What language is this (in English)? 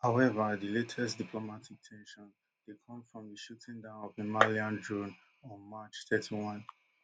Nigerian Pidgin